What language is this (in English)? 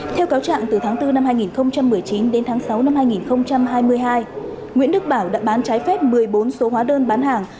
Vietnamese